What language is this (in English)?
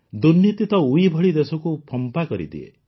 Odia